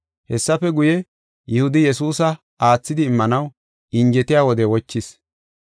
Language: Gofa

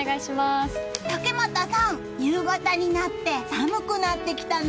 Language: Japanese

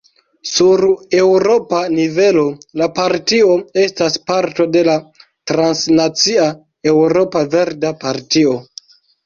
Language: Esperanto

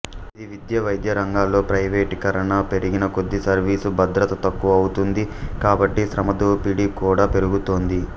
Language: Telugu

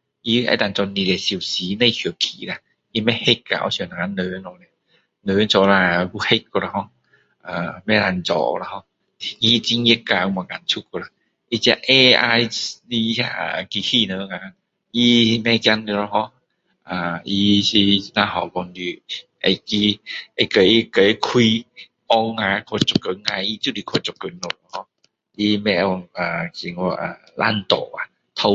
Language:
Min Dong Chinese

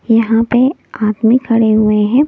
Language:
Hindi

